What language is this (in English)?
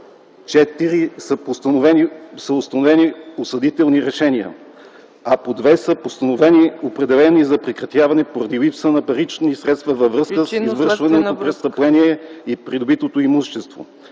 Bulgarian